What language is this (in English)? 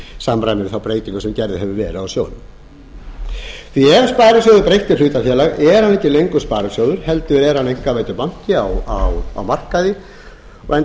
Icelandic